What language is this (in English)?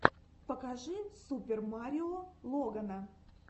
Russian